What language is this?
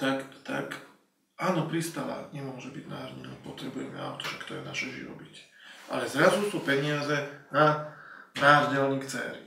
Slovak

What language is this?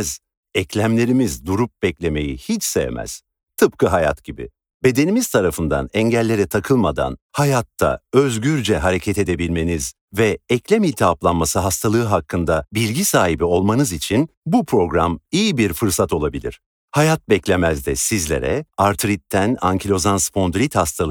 Turkish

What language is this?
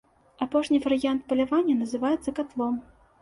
Belarusian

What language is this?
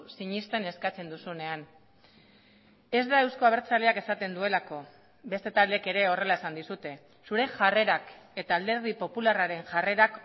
Basque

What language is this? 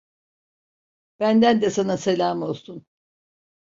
Turkish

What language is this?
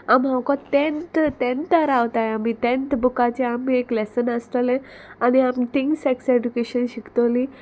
Konkani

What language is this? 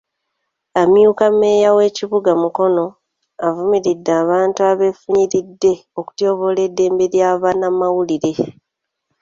Ganda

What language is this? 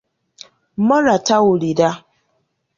Ganda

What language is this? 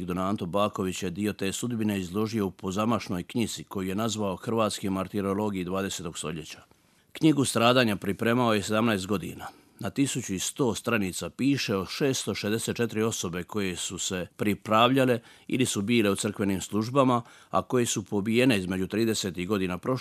Croatian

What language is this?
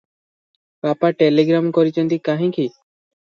Odia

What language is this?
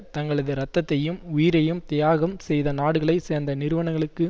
Tamil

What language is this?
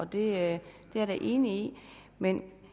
Danish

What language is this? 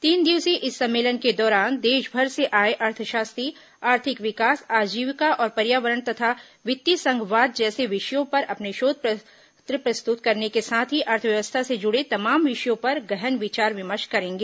Hindi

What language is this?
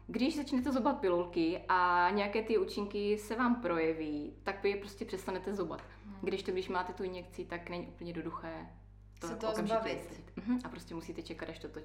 Czech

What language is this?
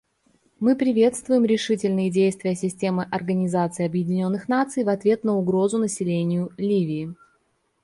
Russian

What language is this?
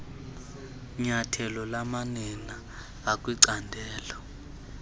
Xhosa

